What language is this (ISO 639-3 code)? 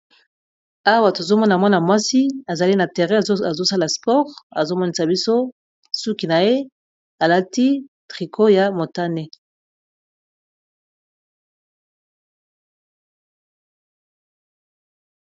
lin